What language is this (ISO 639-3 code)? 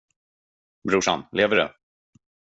swe